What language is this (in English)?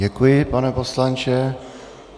Czech